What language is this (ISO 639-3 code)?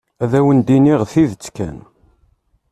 kab